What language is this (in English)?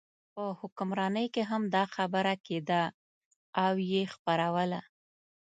Pashto